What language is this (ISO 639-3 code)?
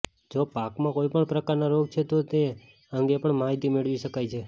guj